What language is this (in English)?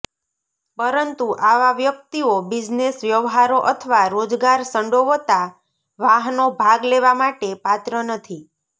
Gujarati